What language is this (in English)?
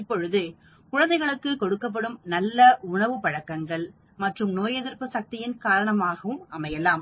Tamil